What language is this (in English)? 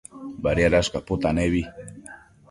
Matsés